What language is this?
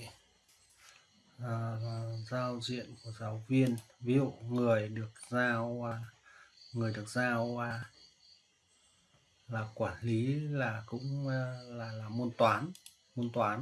Vietnamese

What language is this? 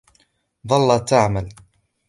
Arabic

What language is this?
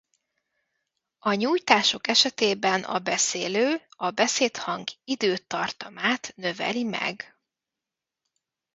Hungarian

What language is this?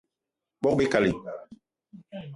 Eton (Cameroon)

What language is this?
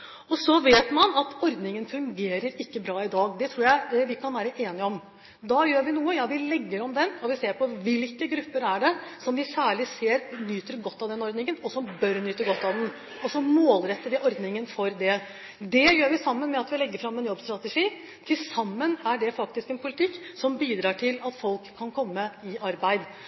Norwegian Bokmål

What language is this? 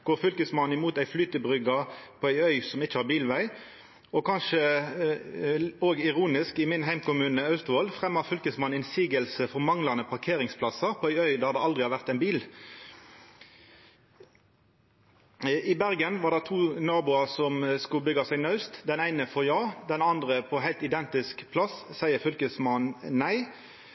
Norwegian Nynorsk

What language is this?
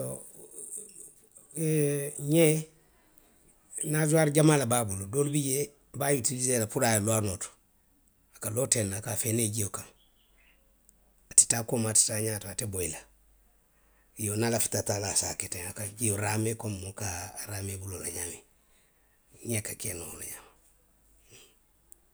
Western Maninkakan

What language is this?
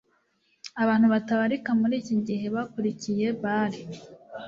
Kinyarwanda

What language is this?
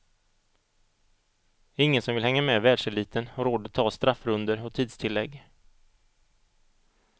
Swedish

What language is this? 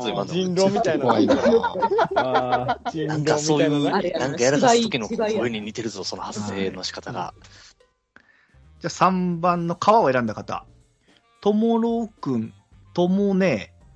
Japanese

